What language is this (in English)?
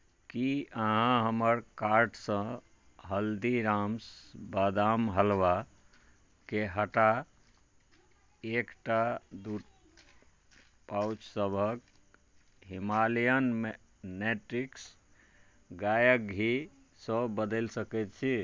Maithili